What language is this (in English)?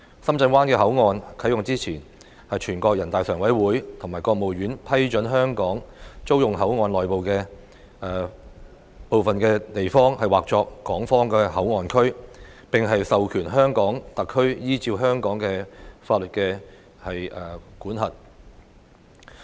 Cantonese